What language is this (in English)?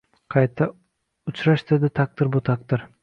Uzbek